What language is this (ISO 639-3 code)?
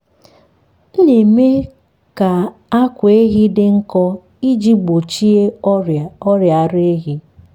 ibo